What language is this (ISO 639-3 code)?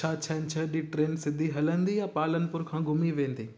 snd